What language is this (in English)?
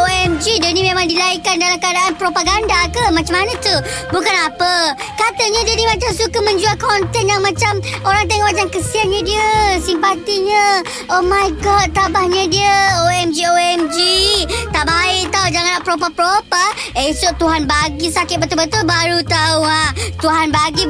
Malay